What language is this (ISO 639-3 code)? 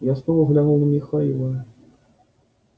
rus